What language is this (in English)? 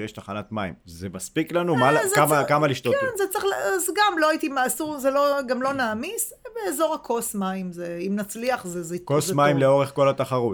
Hebrew